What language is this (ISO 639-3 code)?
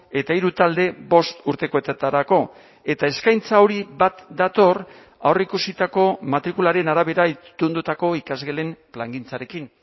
eus